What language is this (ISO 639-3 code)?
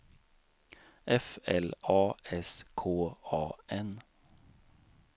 swe